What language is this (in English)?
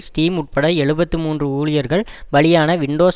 Tamil